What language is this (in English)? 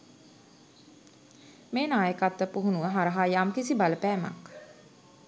Sinhala